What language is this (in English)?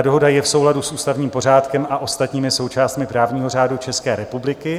Czech